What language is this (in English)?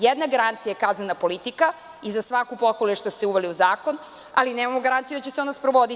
Serbian